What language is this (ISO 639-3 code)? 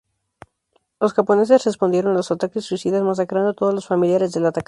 spa